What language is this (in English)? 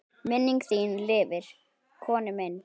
Icelandic